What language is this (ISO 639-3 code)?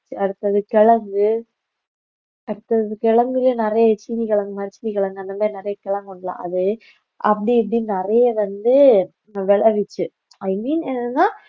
tam